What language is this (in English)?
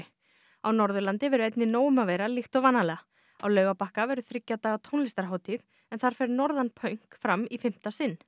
Icelandic